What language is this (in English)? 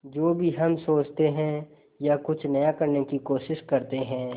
Hindi